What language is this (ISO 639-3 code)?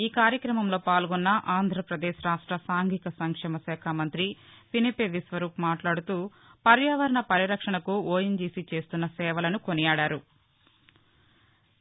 tel